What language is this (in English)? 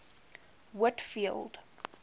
English